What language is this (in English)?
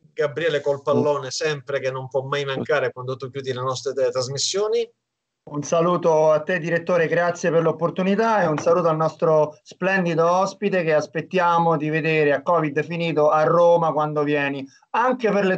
Italian